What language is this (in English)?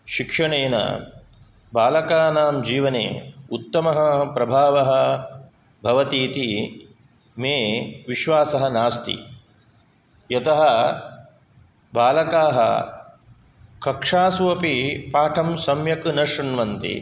Sanskrit